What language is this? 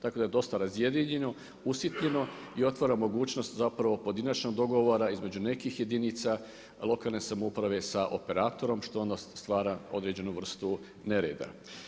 Croatian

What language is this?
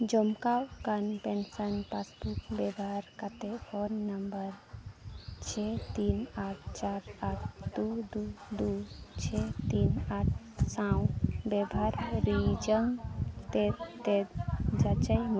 Santali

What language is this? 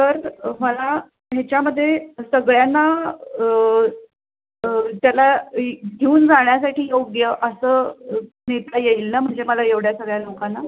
Marathi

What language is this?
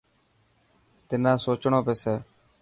Dhatki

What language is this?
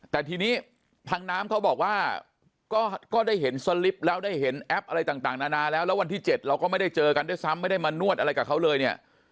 Thai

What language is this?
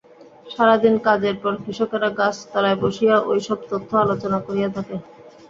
Bangla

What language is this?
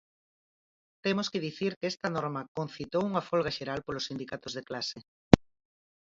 Galician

